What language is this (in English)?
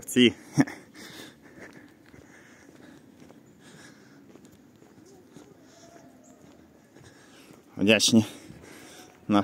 Ukrainian